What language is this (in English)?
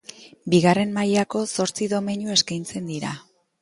Basque